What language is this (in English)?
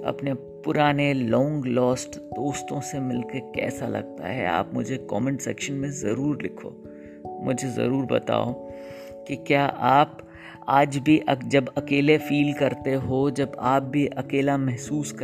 Hindi